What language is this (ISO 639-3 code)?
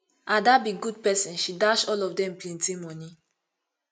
pcm